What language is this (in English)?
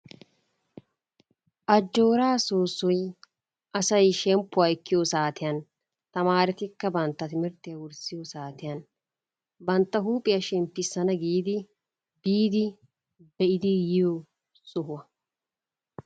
Wolaytta